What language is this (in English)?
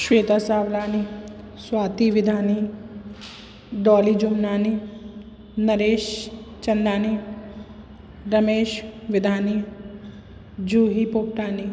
Sindhi